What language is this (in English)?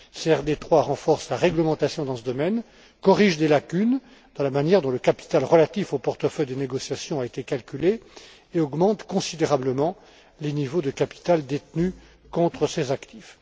French